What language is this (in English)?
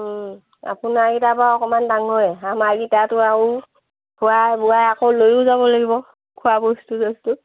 Assamese